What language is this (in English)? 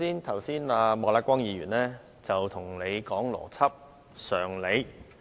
Cantonese